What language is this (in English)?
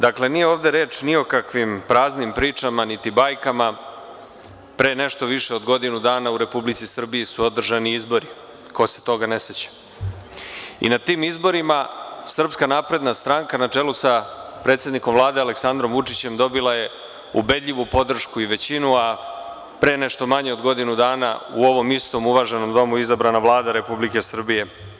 Serbian